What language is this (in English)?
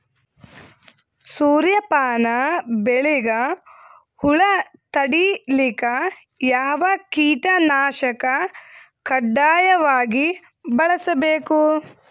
Kannada